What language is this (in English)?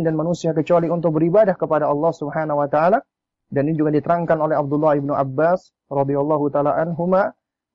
Indonesian